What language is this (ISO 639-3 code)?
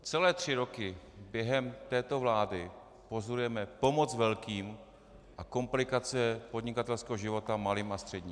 ces